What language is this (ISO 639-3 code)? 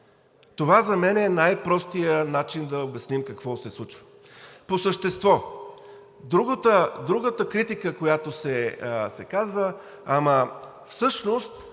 bul